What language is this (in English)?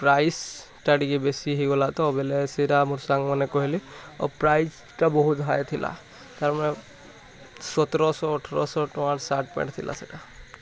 Odia